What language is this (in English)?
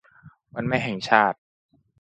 Thai